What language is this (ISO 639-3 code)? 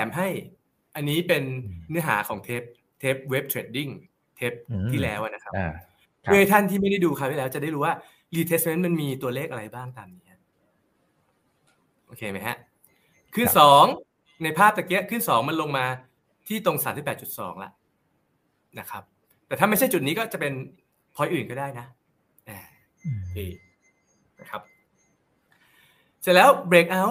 tha